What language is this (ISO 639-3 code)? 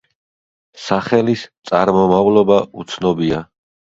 kat